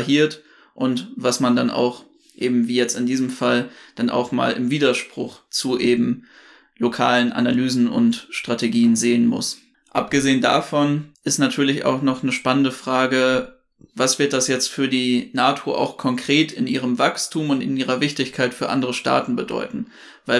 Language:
German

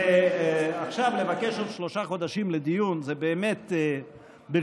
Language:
Hebrew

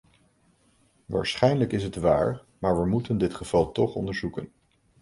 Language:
Dutch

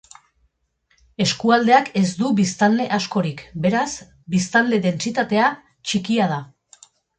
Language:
Basque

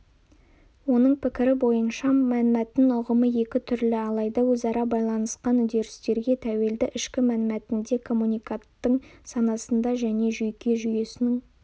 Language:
Kazakh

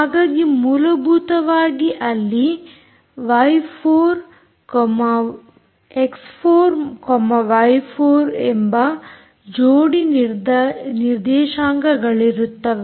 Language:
Kannada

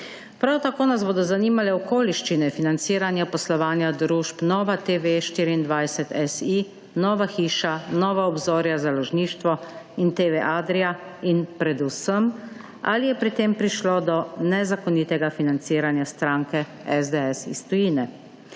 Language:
Slovenian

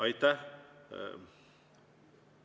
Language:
Estonian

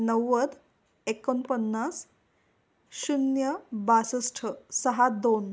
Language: Marathi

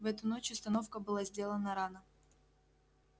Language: Russian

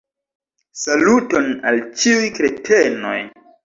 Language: Esperanto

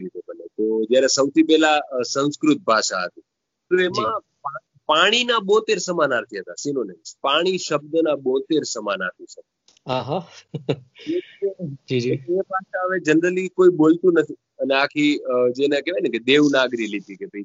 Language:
Gujarati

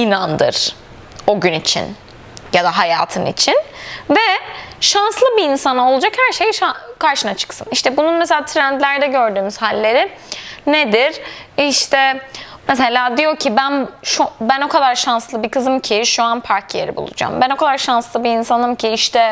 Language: Turkish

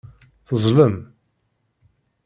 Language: Kabyle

